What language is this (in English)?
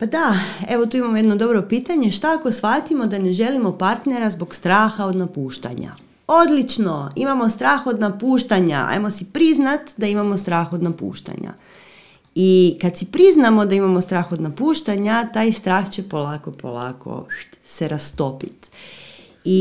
Croatian